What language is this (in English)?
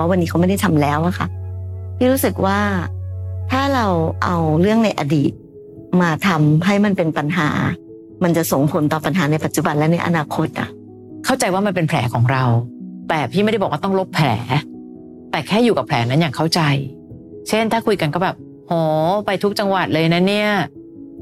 Thai